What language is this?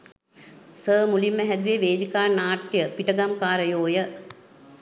Sinhala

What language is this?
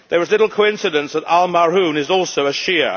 English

